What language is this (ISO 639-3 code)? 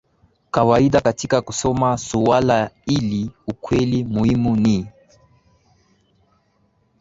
swa